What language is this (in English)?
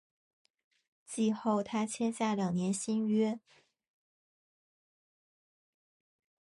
Chinese